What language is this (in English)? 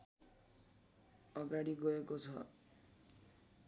Nepali